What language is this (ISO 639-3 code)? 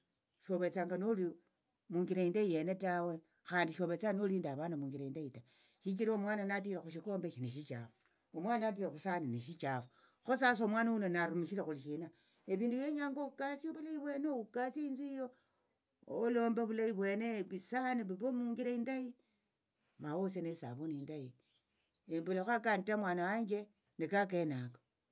lto